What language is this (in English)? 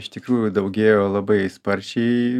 Lithuanian